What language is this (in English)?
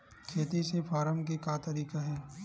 Chhattisgarhi